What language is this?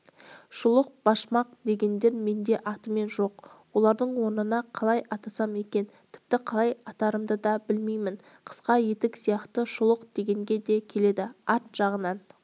Kazakh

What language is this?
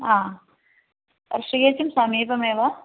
Sanskrit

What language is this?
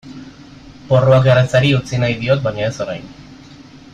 Basque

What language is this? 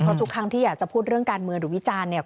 Thai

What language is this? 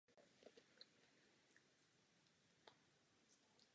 Czech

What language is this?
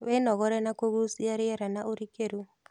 Kikuyu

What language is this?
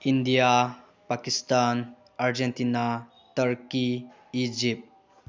Manipuri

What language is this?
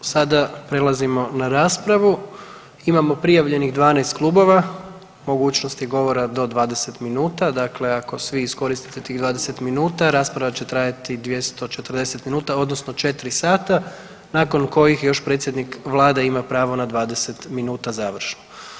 Croatian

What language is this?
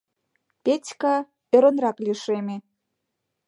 Mari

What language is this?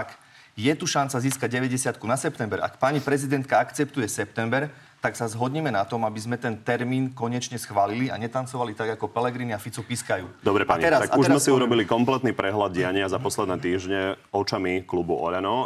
Slovak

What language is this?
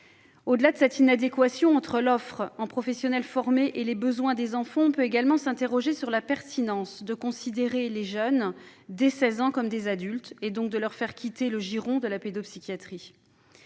French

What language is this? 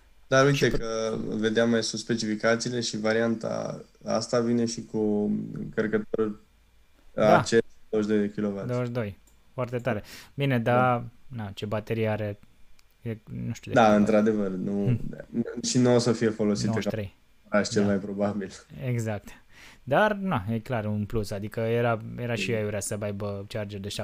Romanian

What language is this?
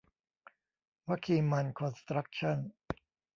Thai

